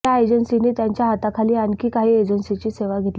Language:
Marathi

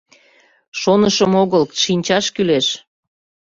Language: Mari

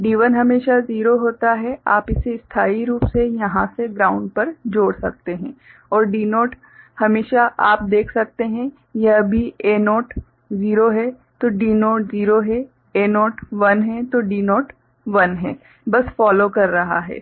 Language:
Hindi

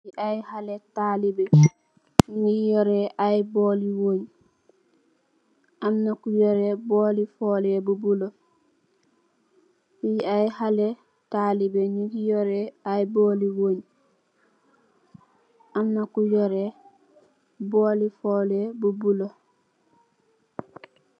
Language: Wolof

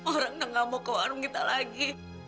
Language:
Indonesian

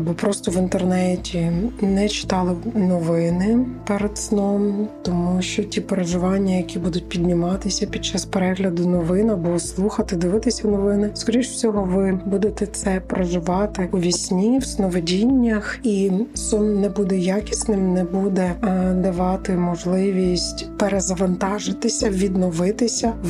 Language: Ukrainian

